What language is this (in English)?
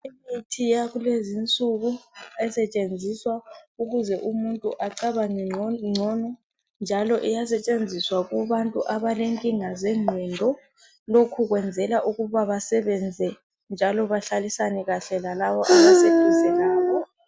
North Ndebele